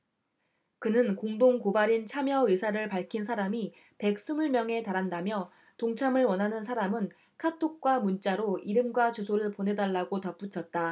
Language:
Korean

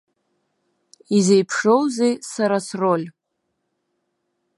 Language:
Abkhazian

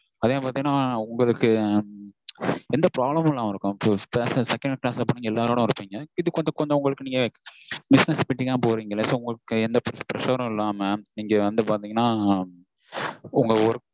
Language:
Tamil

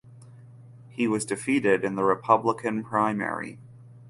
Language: English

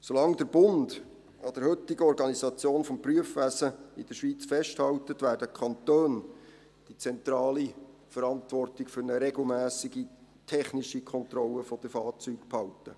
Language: Swiss German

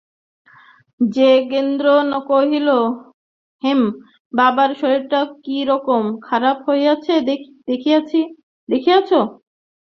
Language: Bangla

